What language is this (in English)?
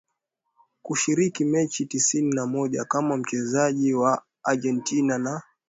Swahili